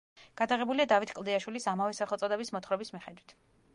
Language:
Georgian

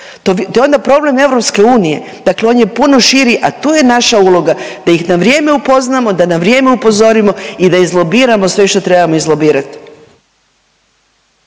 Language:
Croatian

